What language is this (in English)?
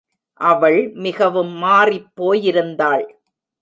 Tamil